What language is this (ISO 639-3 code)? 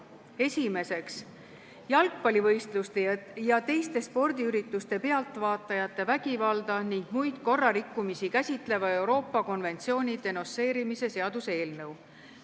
est